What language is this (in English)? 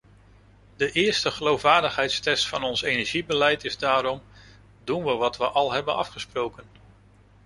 Dutch